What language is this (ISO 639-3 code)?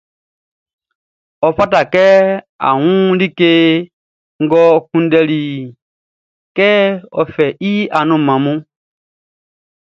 bci